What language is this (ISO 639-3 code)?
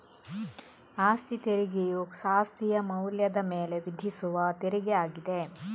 kan